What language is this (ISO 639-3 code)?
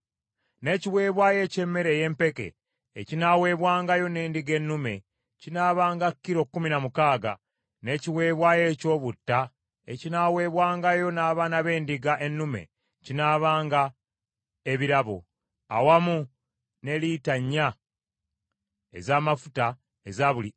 lug